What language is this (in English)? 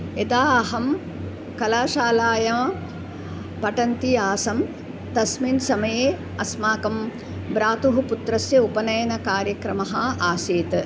Sanskrit